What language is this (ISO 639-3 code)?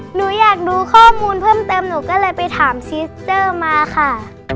tha